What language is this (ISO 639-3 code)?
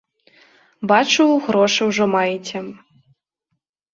bel